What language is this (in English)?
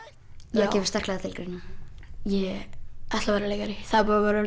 Icelandic